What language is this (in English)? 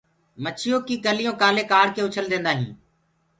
Gurgula